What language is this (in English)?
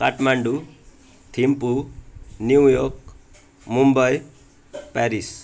Nepali